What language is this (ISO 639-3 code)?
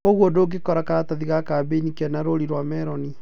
kik